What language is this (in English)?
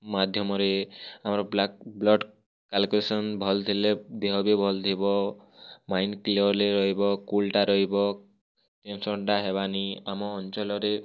Odia